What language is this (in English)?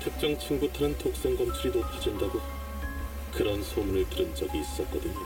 Korean